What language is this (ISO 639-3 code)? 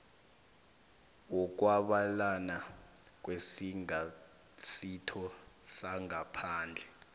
nbl